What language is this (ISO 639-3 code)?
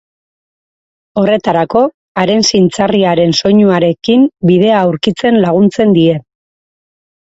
eus